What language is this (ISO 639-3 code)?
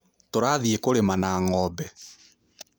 kik